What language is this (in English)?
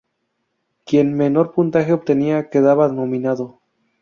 Spanish